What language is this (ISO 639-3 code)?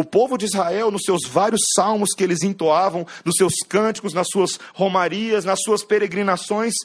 por